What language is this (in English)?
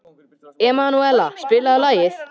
Icelandic